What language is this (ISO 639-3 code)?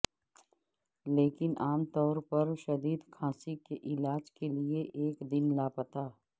urd